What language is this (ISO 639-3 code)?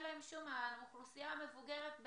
heb